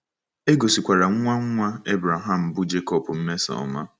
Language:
Igbo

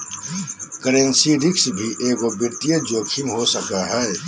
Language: Magahi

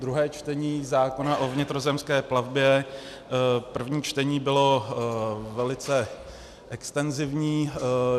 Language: Czech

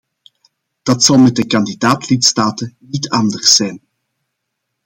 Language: Dutch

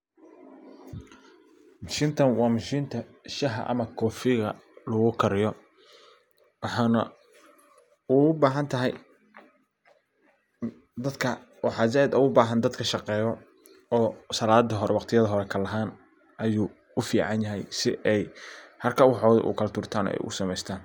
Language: Somali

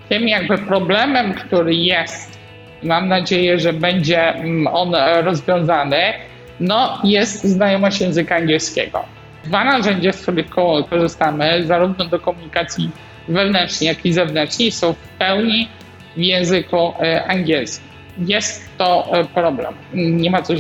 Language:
Polish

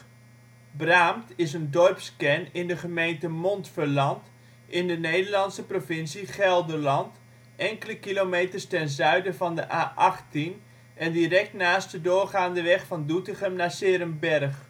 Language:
Dutch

